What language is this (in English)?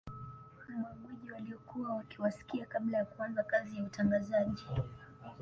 Swahili